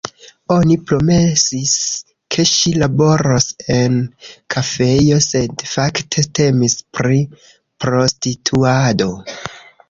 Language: Esperanto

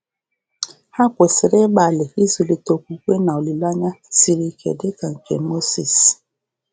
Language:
Igbo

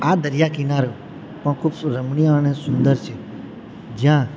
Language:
Gujarati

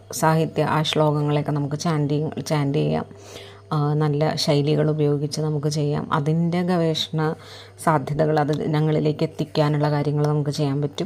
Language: Malayalam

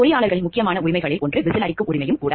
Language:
Tamil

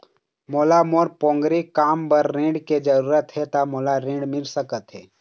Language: Chhattisgarhi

